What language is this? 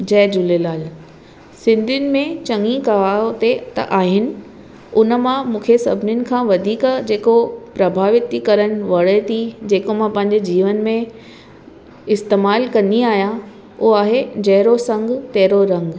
Sindhi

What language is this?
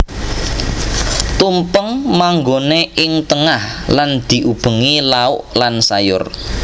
Javanese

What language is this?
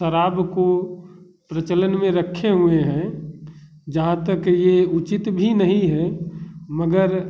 Hindi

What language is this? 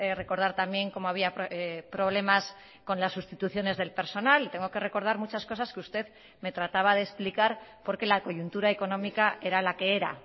Spanish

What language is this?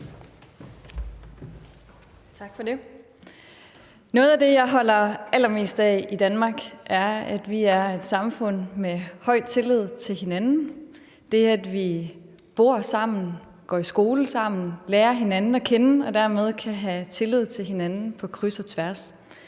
Danish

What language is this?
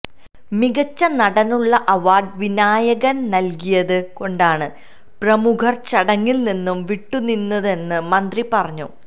Malayalam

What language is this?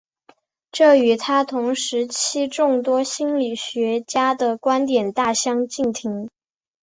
Chinese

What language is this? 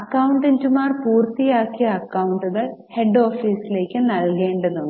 Malayalam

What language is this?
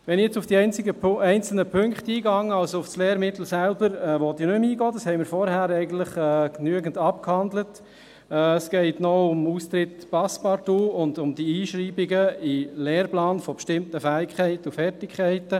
Swiss German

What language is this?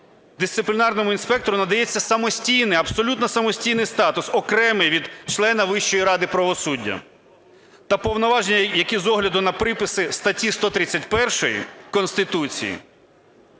Ukrainian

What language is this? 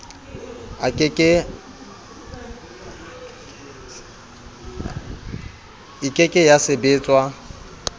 Southern Sotho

